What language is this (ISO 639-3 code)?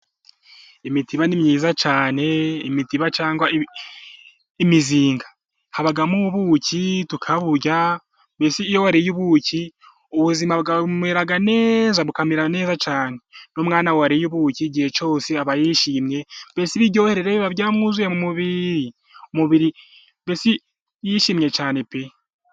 kin